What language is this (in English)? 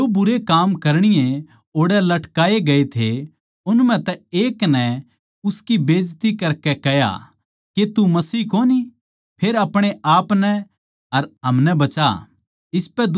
Haryanvi